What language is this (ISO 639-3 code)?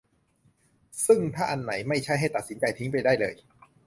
tha